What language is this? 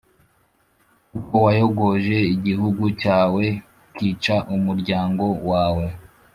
Kinyarwanda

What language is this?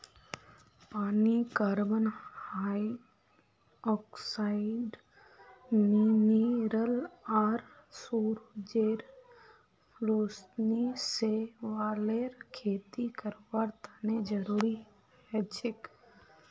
Magahi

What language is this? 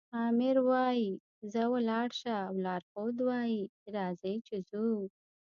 Pashto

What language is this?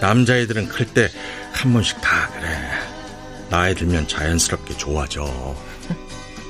Korean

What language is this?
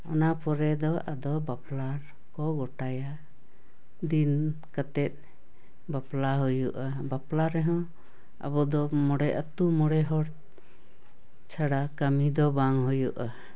Santali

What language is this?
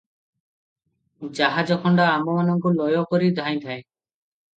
Odia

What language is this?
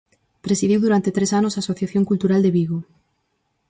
Galician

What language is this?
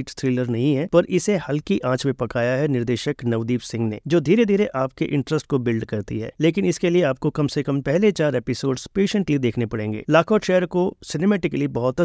Hindi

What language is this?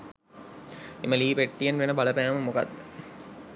Sinhala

